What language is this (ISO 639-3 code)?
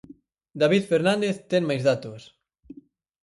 glg